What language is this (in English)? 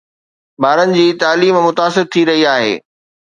Sindhi